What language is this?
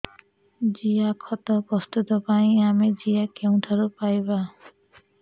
Odia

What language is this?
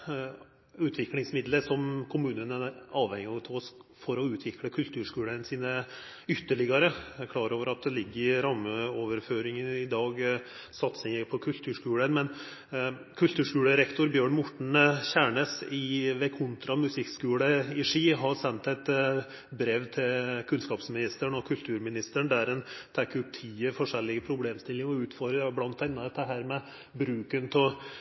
Norwegian Nynorsk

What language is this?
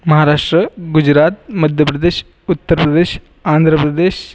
Marathi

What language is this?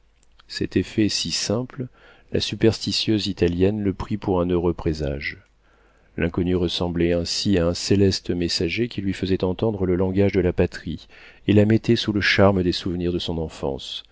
French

